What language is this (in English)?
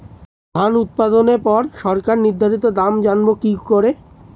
Bangla